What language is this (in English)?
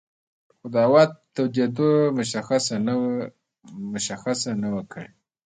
Pashto